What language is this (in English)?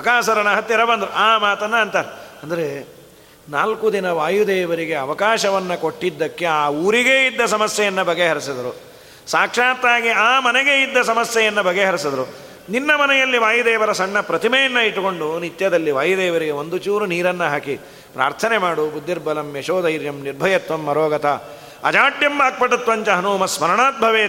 Kannada